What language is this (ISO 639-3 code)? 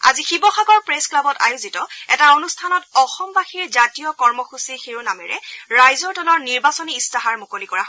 asm